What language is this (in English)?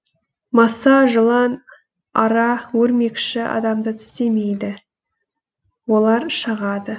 Kazakh